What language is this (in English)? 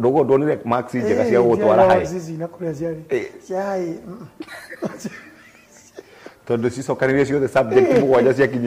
Swahili